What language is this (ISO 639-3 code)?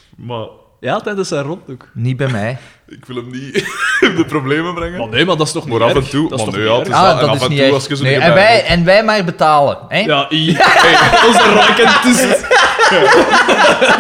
nld